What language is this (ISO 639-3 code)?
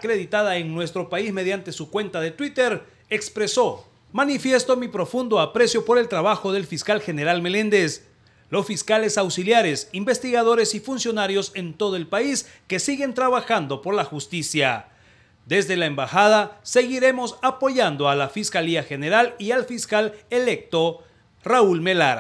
spa